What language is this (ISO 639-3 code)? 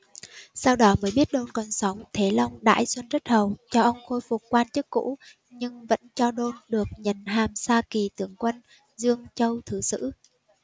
vie